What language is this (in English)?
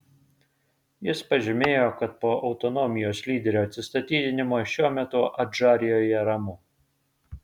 Lithuanian